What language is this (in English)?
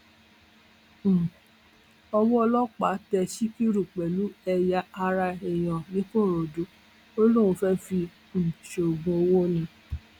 Yoruba